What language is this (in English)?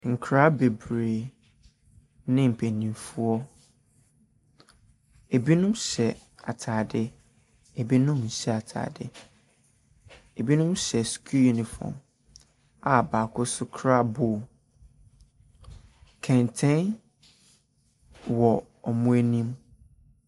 Akan